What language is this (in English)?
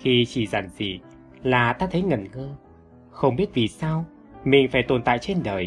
Vietnamese